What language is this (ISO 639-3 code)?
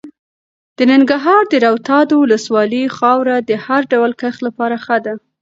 pus